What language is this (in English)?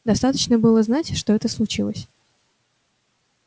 Russian